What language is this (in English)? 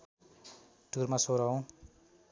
Nepali